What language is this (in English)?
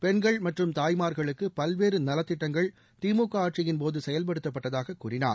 Tamil